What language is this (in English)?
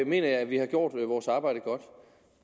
Danish